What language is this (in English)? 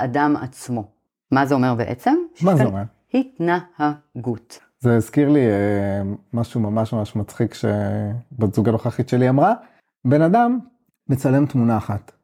Hebrew